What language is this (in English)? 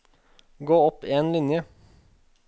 Norwegian